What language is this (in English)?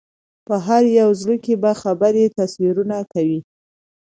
Pashto